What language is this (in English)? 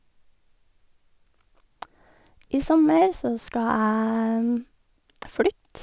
Norwegian